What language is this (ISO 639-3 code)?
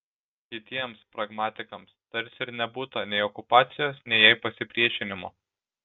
lit